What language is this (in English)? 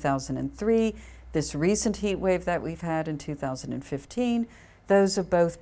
English